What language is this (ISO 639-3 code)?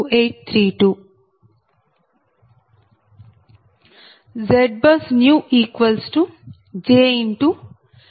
tel